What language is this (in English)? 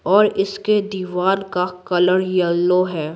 Hindi